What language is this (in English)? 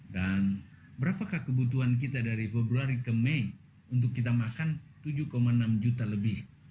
Indonesian